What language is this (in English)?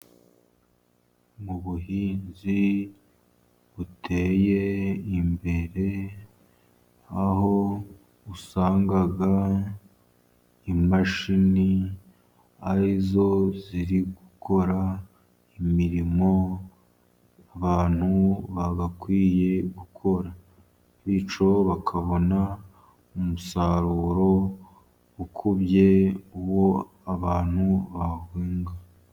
Kinyarwanda